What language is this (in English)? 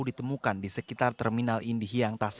Indonesian